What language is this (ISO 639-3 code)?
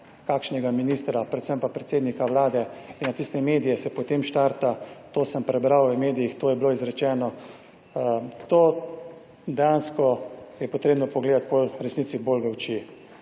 slv